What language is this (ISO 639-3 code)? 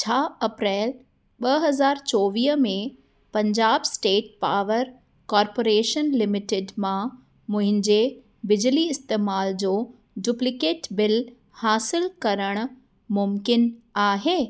snd